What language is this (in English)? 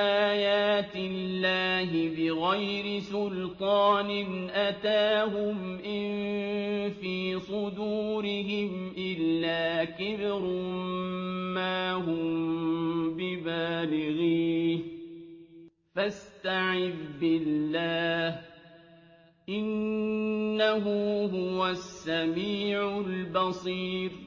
Arabic